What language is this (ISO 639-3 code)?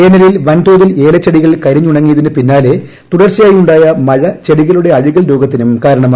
mal